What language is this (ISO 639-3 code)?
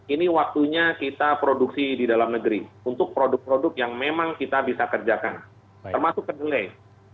ind